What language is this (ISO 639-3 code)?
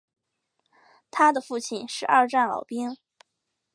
zho